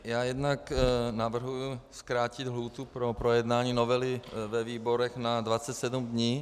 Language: Czech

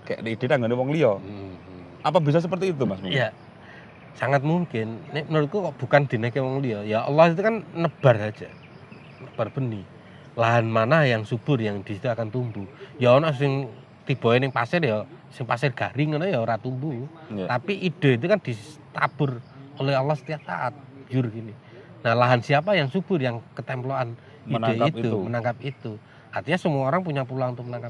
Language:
Indonesian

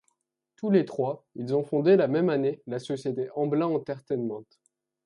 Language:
French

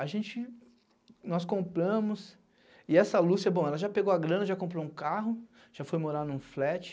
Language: Portuguese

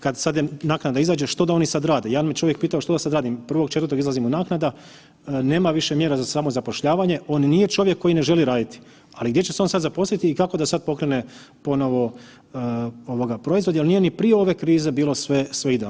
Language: Croatian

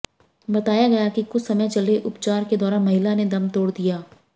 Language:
Hindi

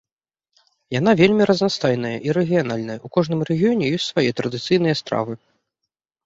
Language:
Belarusian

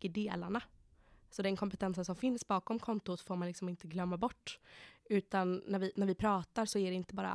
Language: Swedish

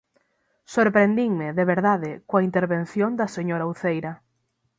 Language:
Galician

